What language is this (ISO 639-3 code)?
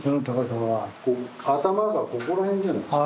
jpn